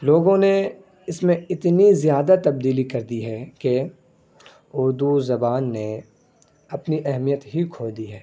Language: Urdu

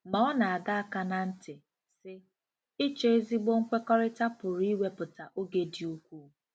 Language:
Igbo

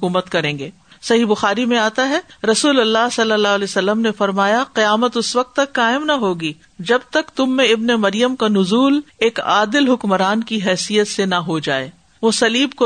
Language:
Urdu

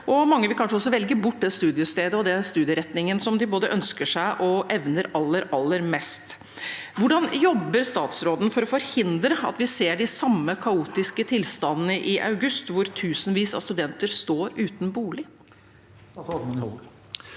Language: Norwegian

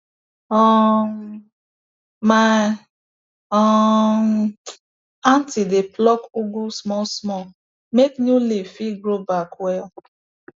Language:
Nigerian Pidgin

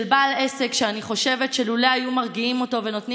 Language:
Hebrew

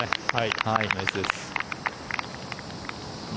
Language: Japanese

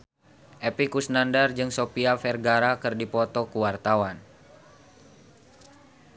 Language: Sundanese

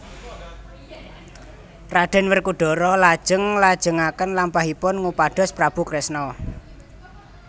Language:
Javanese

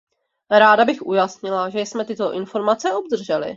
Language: Czech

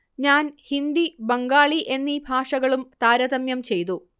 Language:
Malayalam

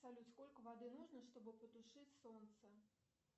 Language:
Russian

